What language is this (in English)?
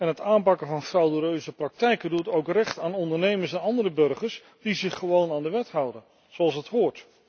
Dutch